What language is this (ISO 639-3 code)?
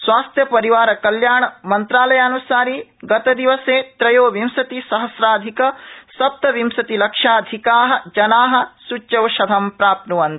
san